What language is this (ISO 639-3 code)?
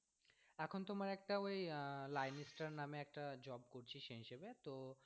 ben